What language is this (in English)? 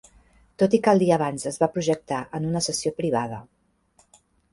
Catalan